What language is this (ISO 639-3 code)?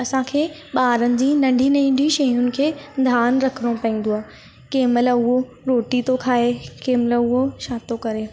snd